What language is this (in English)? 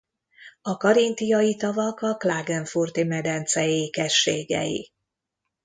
Hungarian